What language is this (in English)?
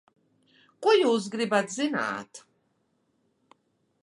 Latvian